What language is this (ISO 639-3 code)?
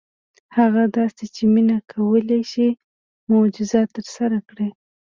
pus